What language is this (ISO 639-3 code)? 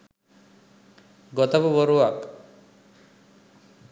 sin